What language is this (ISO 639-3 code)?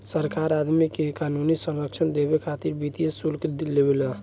bho